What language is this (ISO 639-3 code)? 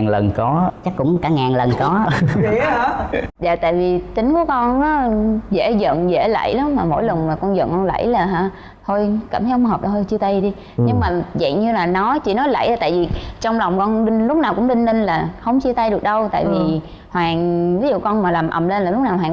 vie